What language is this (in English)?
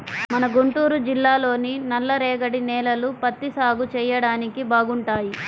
Telugu